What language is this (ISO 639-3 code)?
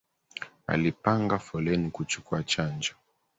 swa